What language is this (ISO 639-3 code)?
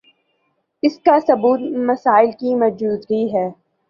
urd